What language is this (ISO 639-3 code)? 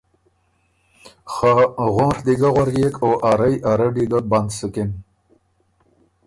oru